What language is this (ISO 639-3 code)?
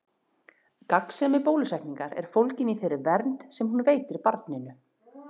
isl